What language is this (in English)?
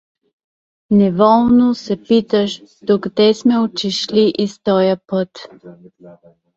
Bulgarian